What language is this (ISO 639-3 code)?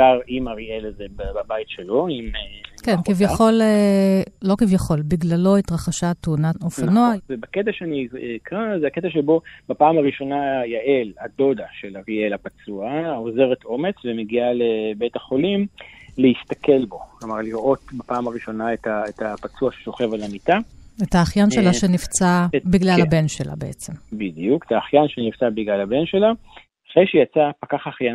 heb